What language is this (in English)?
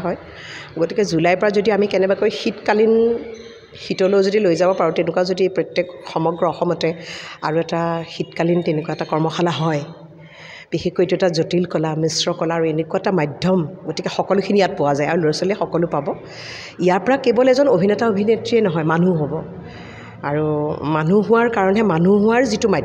Bangla